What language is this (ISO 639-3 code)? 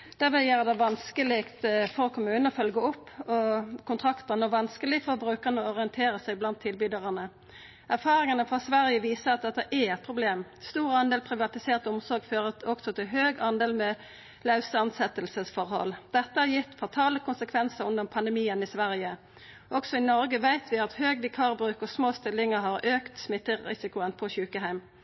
nno